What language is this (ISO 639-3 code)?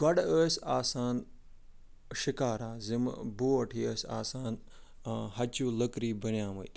kas